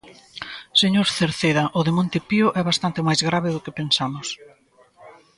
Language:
Galician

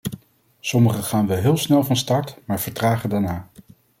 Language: Dutch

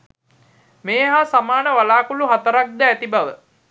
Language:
Sinhala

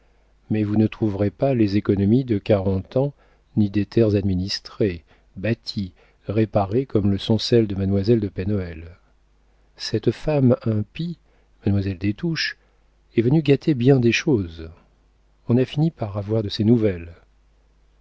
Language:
French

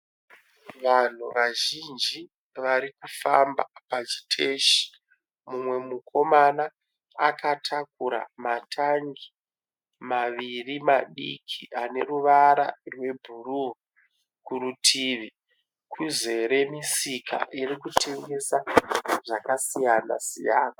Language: Shona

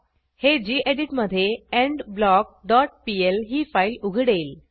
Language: Marathi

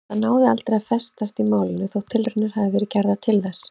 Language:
Icelandic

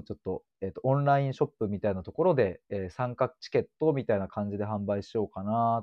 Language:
Japanese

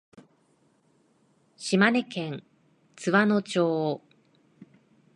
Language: Japanese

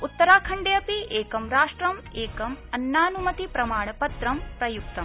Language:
Sanskrit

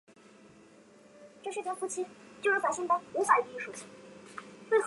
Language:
Chinese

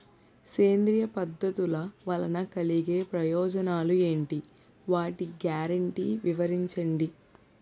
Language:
Telugu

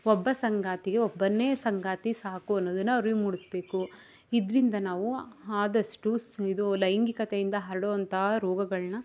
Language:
Kannada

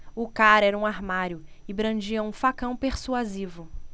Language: Portuguese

